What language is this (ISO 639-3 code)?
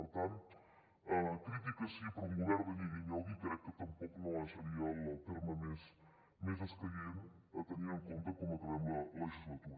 cat